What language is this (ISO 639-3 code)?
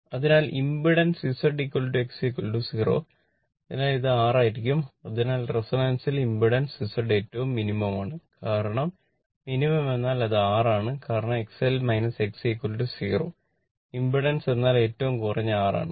mal